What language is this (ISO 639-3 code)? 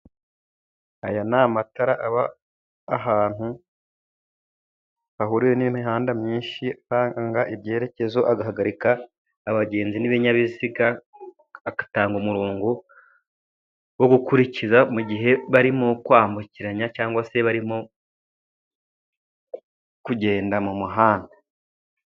kin